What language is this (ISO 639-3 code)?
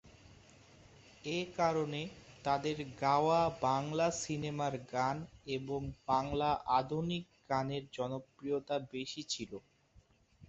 ben